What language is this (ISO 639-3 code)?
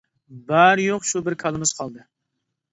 uig